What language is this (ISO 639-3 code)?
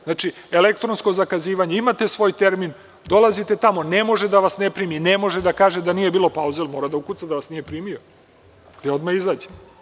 srp